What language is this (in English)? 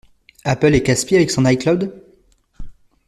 French